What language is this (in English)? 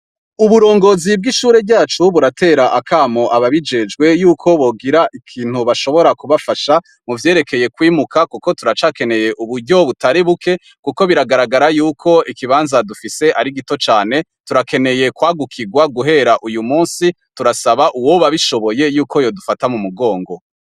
Rundi